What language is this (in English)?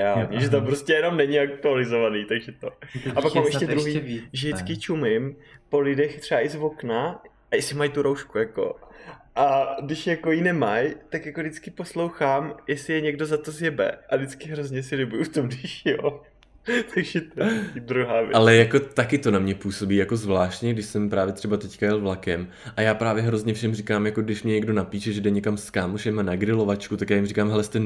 Czech